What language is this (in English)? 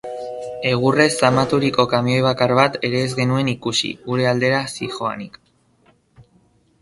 Basque